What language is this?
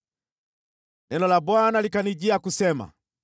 Swahili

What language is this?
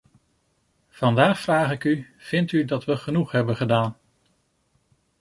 Dutch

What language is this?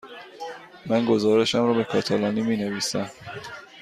Persian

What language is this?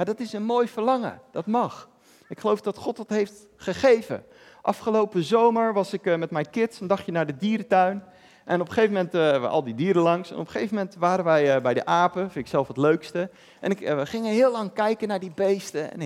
Dutch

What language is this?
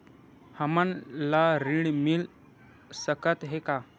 Chhattisgarhi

